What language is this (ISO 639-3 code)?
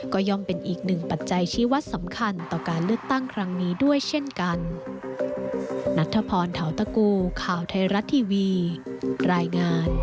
tha